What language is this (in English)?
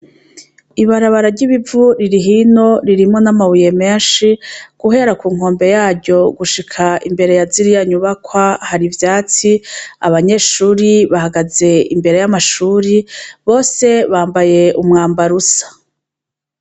Rundi